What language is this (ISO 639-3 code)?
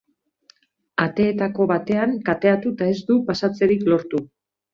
eus